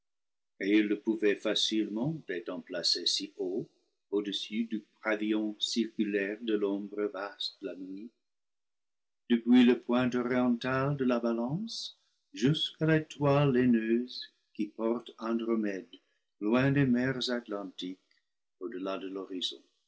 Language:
French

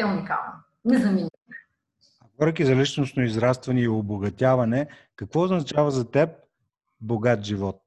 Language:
Bulgarian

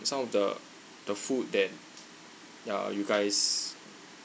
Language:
English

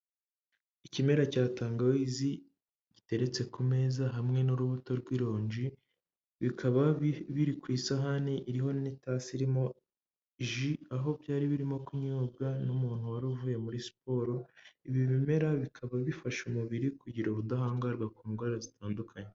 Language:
Kinyarwanda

